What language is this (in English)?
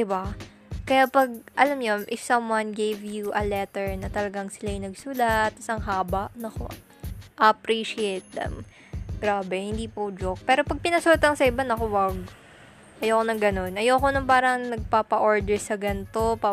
Filipino